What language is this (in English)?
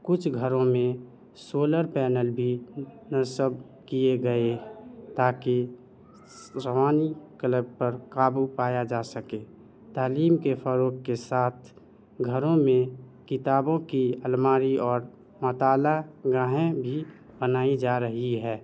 Urdu